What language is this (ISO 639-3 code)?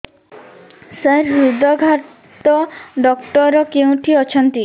ori